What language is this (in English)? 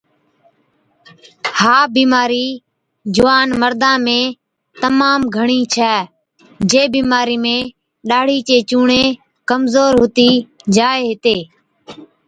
Od